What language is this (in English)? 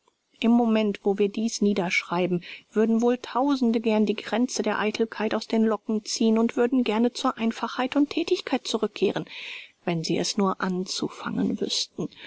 German